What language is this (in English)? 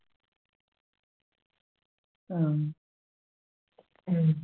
Malayalam